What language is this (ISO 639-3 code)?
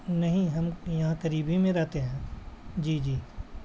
urd